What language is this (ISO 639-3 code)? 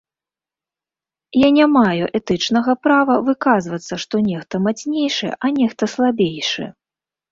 bel